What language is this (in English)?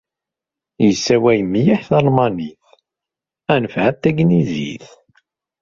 Kabyle